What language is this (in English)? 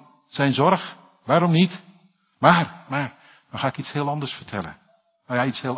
Dutch